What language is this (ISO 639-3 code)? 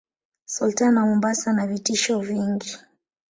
swa